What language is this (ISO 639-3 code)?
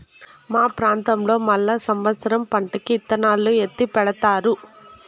tel